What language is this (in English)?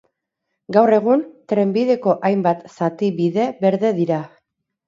Basque